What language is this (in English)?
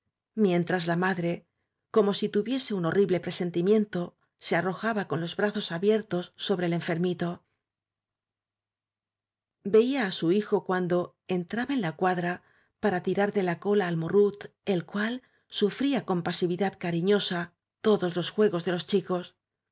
Spanish